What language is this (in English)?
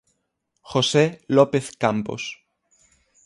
Galician